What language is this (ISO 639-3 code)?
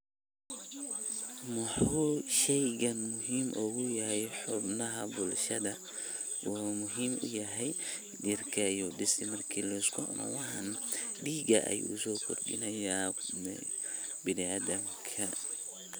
som